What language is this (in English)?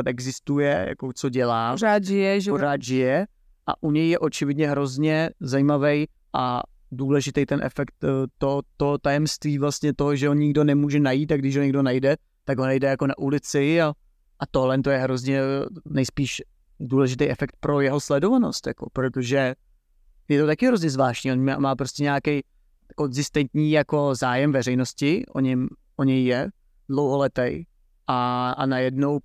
Czech